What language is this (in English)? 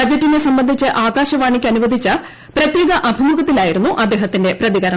Malayalam